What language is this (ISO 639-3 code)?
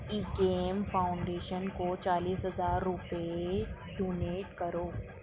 urd